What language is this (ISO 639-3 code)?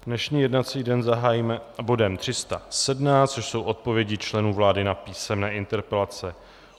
ces